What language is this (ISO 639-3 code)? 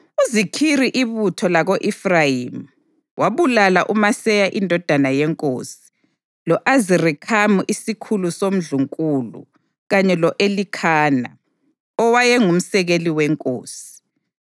nde